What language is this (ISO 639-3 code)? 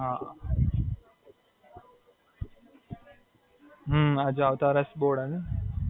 guj